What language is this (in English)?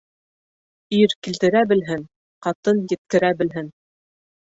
Bashkir